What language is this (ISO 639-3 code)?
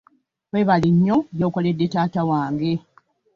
lug